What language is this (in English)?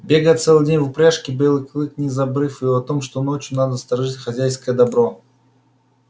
Russian